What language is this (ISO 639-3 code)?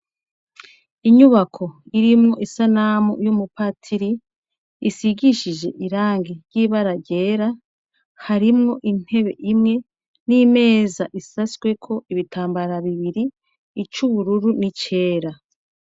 run